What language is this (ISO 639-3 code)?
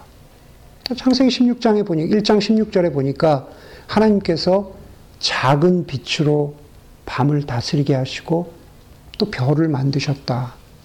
kor